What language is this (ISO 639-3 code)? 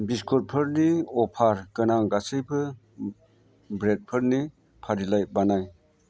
brx